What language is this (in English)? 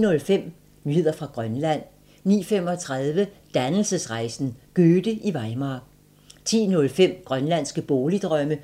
Danish